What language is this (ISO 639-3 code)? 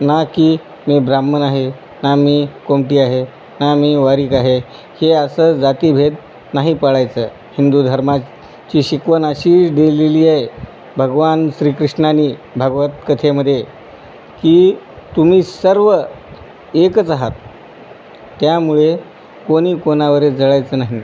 mar